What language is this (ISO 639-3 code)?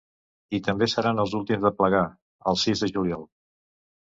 cat